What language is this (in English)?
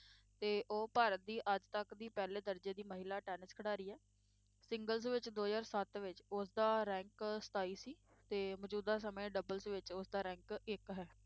Punjabi